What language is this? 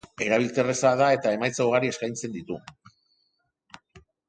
Basque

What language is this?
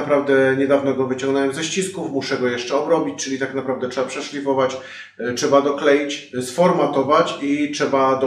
Polish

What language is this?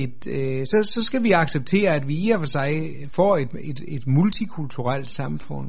Danish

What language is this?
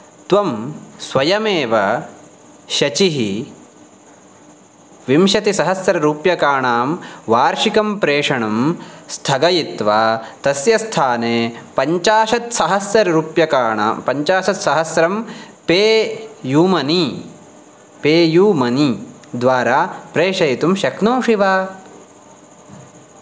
Sanskrit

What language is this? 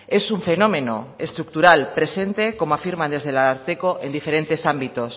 Spanish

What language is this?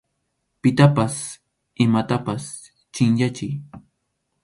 Arequipa-La Unión Quechua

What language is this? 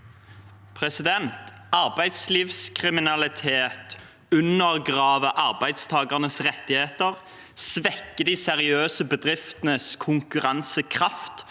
Norwegian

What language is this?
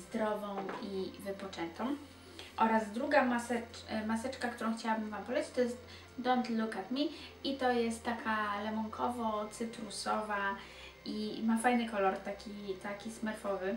Polish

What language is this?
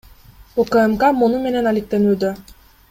Kyrgyz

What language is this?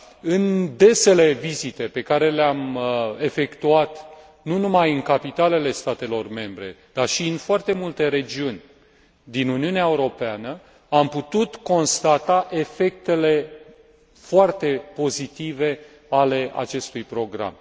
Romanian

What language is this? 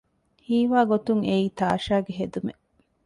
Divehi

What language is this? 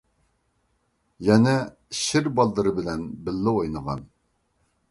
Uyghur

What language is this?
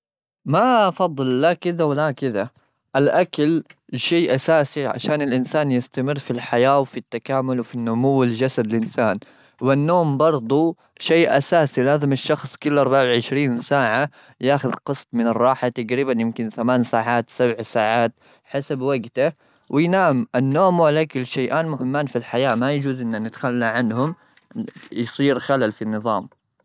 Gulf Arabic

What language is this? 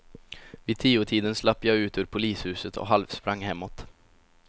Swedish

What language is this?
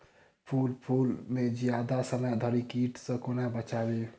Maithili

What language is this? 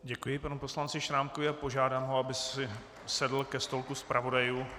Czech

